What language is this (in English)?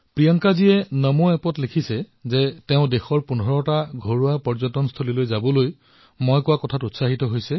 Assamese